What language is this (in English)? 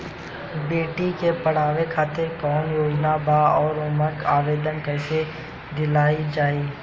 Bhojpuri